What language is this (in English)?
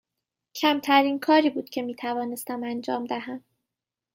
Persian